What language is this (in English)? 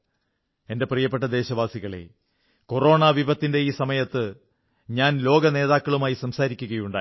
Malayalam